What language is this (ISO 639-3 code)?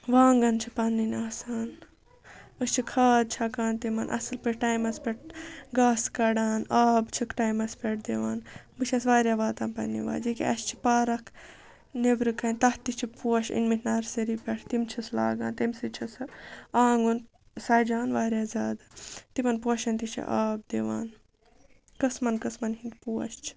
kas